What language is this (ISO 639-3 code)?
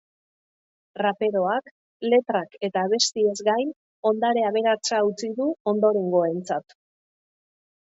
eus